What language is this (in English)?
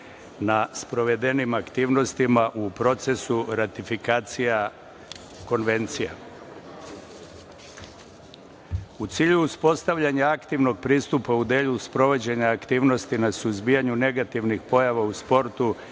Serbian